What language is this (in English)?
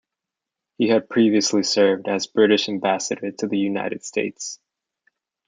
English